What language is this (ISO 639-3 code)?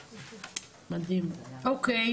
heb